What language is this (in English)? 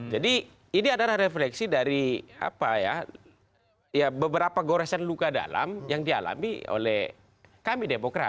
Indonesian